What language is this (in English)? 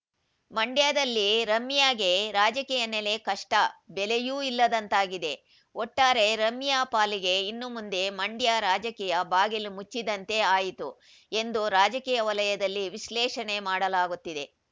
Kannada